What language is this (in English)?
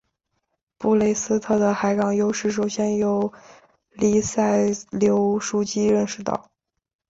Chinese